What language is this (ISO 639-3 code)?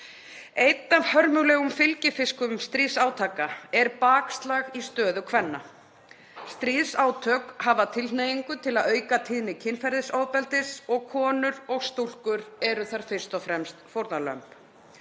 isl